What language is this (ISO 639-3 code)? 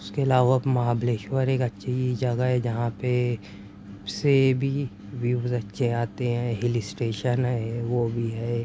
urd